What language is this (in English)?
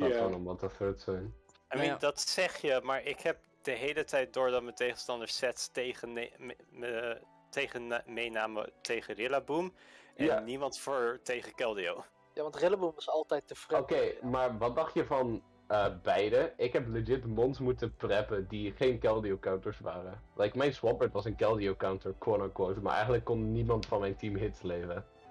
Dutch